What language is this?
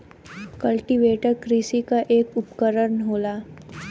Bhojpuri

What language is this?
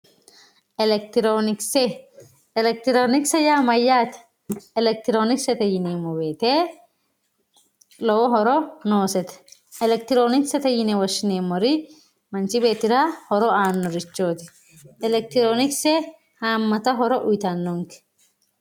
Sidamo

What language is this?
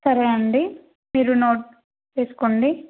Telugu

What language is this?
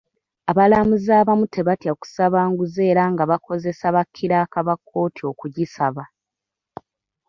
Ganda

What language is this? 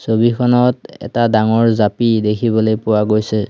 Assamese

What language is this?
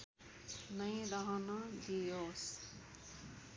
Nepali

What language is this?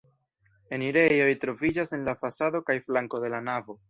Esperanto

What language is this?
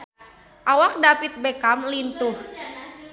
Sundanese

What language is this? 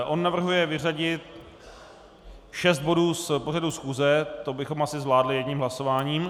Czech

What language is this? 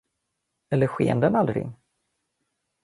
Swedish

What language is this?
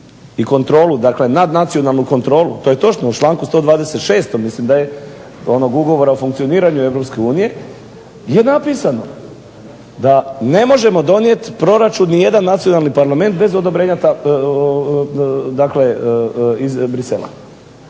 Croatian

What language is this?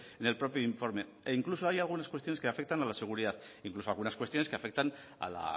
Spanish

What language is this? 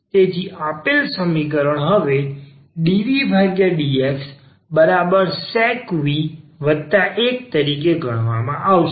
Gujarati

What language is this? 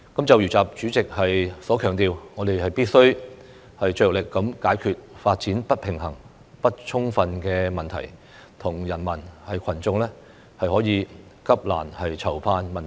Cantonese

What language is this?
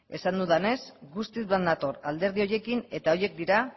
Basque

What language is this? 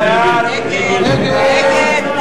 Hebrew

